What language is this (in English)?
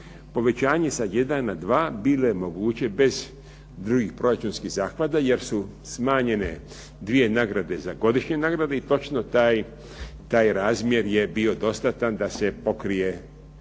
Croatian